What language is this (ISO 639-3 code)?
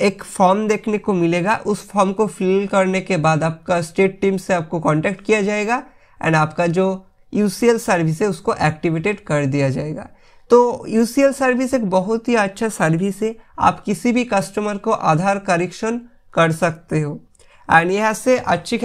hin